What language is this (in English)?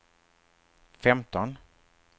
Swedish